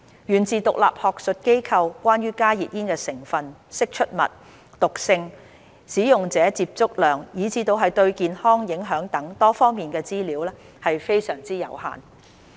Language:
Cantonese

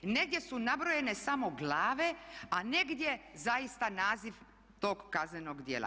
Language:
Croatian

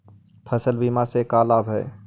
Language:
Magahi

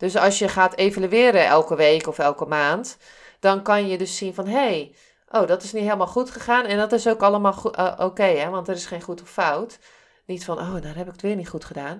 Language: Dutch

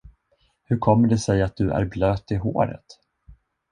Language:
Swedish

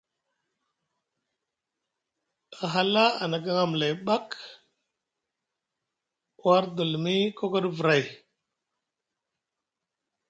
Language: Musgu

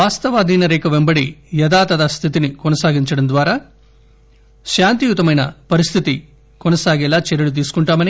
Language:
Telugu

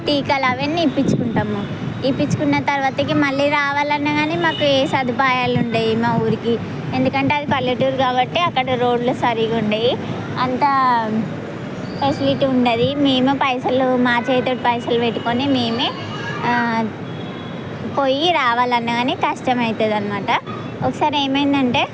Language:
Telugu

